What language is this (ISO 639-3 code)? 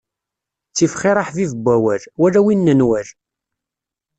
kab